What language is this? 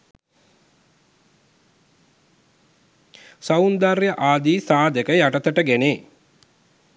Sinhala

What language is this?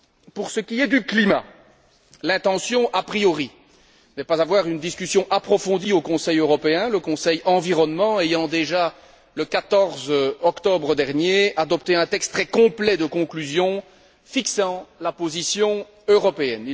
French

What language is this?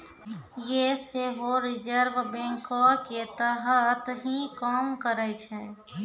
Maithili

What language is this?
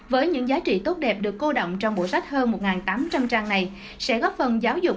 Vietnamese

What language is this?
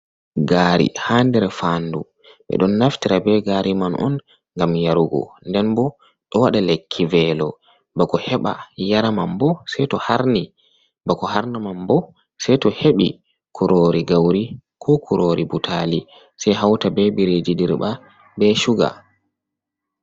Fula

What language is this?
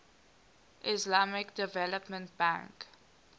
English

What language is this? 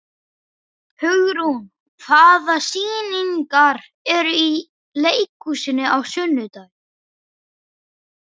Icelandic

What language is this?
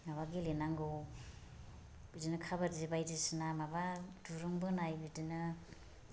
Bodo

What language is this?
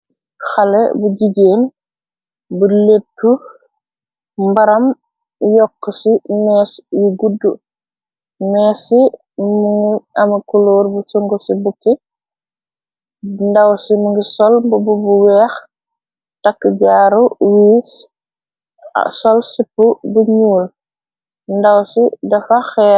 Wolof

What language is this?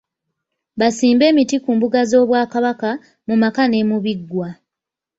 Ganda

